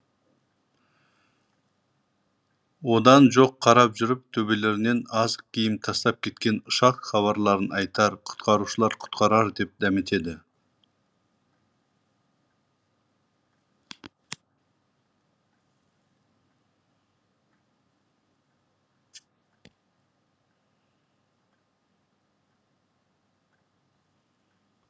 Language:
Kazakh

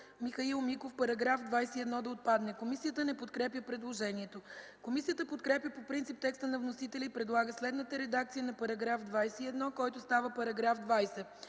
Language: Bulgarian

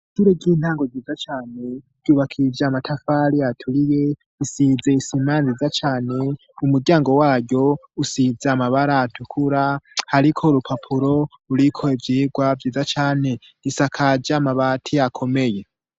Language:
Rundi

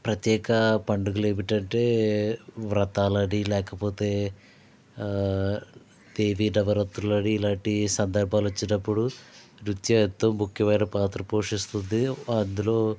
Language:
Telugu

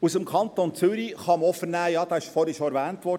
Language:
Swiss German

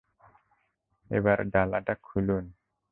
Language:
Bangla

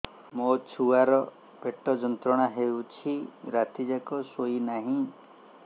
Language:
Odia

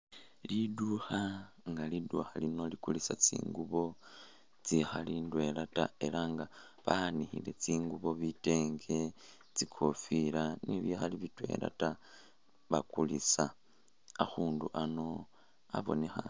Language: Masaaba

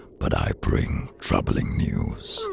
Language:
English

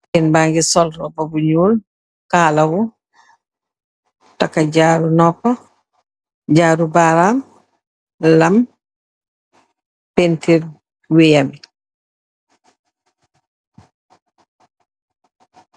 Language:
Wolof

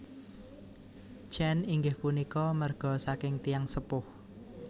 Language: Javanese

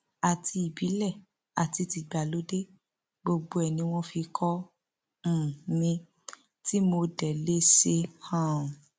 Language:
Yoruba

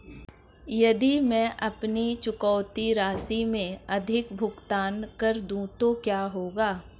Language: Hindi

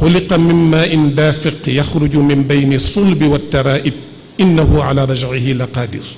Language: Arabic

